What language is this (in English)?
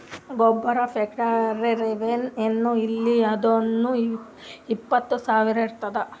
Kannada